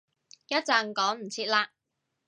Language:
Cantonese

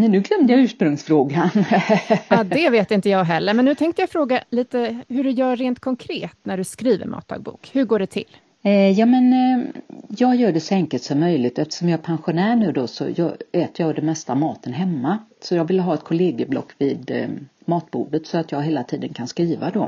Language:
Swedish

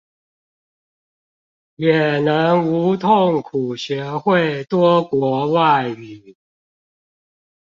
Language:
Chinese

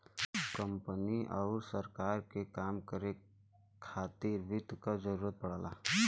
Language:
Bhojpuri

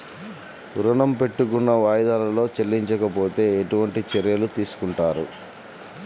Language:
Telugu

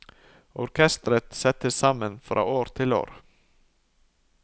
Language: Norwegian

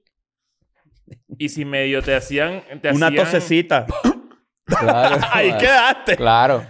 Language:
Spanish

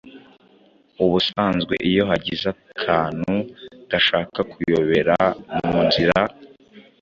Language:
Kinyarwanda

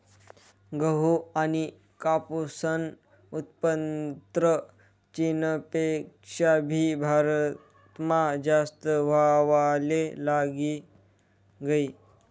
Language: Marathi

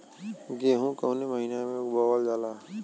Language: Bhojpuri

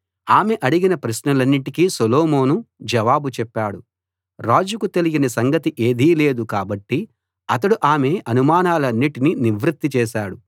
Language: Telugu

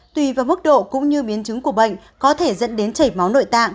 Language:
Vietnamese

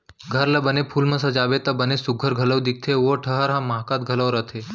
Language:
Chhattisgarhi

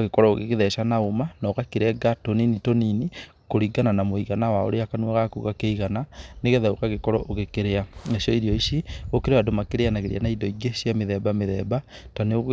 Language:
Kikuyu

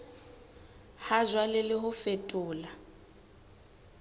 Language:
Southern Sotho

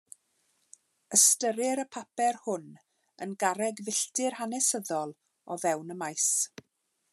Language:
Welsh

